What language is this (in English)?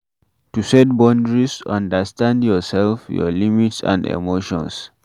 Nigerian Pidgin